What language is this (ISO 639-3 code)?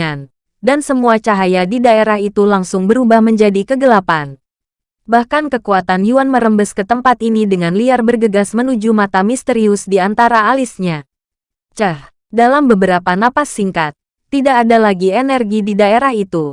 ind